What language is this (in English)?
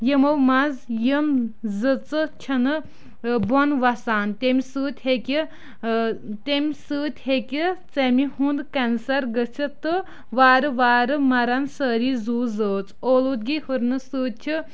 Kashmiri